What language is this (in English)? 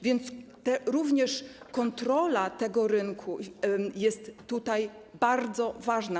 Polish